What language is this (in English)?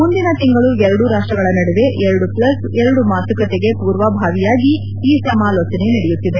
Kannada